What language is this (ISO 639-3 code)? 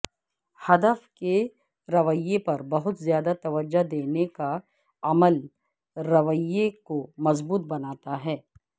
urd